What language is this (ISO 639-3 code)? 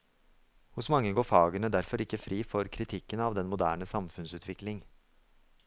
nor